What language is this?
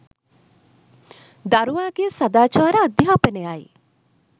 Sinhala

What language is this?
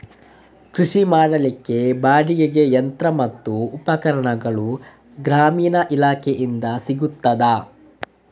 Kannada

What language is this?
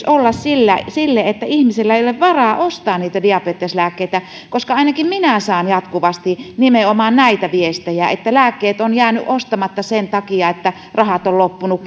Finnish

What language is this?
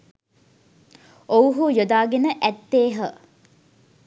Sinhala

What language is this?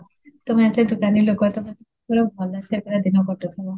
Odia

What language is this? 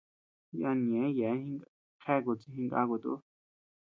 Tepeuxila Cuicatec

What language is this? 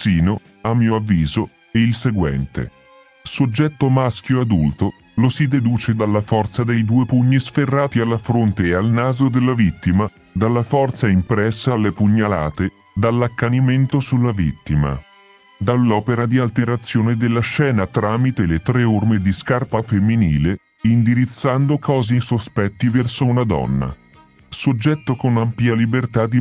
Italian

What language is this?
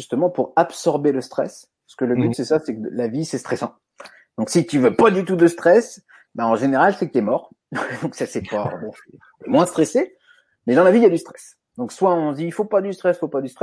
French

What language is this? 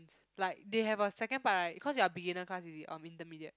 English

